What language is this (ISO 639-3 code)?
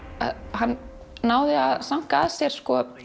isl